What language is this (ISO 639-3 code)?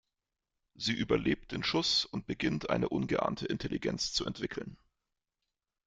deu